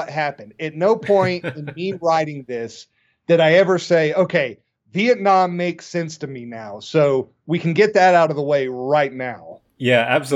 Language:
English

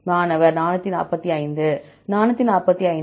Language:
Tamil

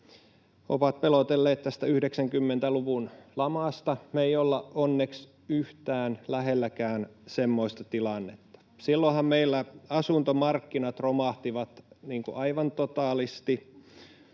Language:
Finnish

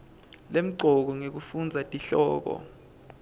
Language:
Swati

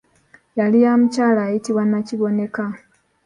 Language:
Ganda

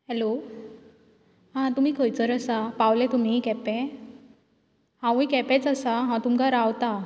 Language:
Konkani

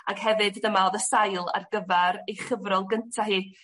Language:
Welsh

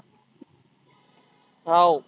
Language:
Marathi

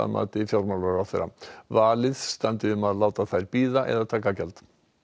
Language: Icelandic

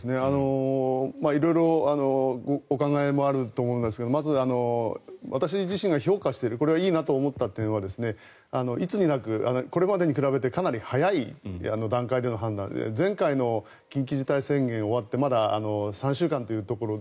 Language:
Japanese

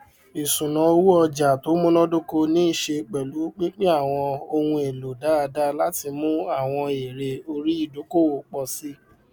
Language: Yoruba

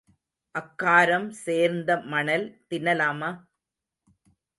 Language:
Tamil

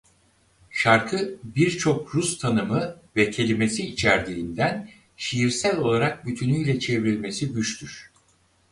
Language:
Turkish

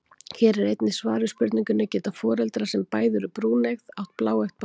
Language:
Icelandic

